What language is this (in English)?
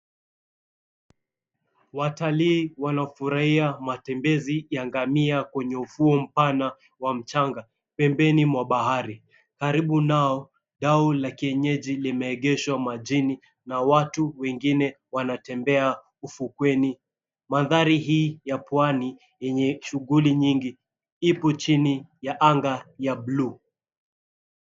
Swahili